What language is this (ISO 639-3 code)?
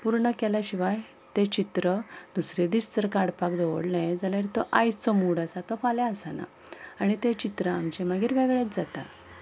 kok